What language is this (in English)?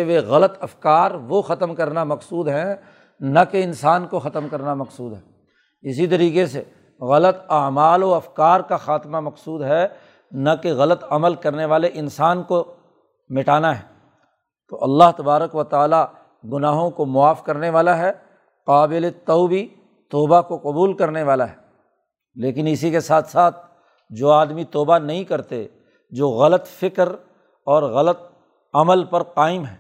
Urdu